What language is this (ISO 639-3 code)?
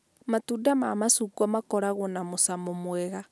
kik